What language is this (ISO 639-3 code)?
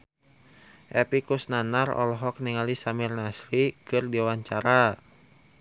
sun